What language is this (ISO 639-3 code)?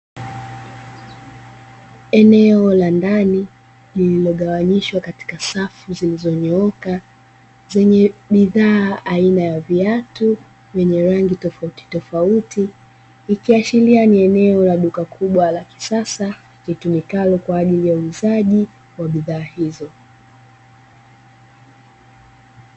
swa